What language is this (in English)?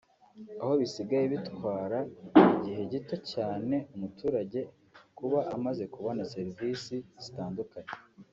Kinyarwanda